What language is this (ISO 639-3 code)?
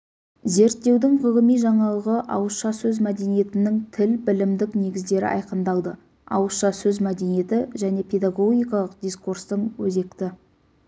kaz